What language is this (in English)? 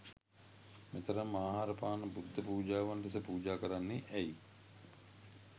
Sinhala